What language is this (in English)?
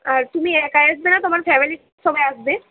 Bangla